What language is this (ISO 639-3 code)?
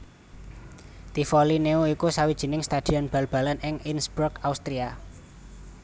jav